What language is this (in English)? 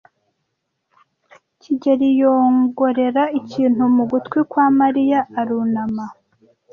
Kinyarwanda